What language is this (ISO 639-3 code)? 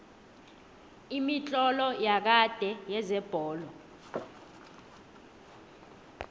nbl